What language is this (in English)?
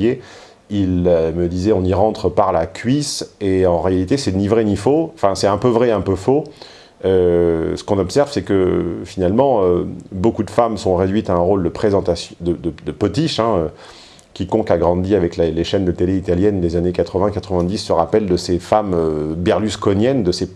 French